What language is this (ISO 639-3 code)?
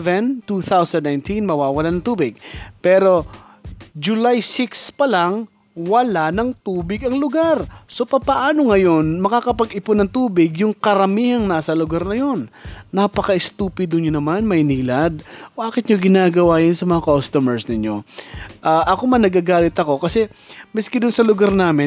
fil